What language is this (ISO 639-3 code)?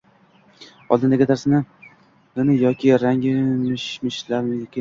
uzb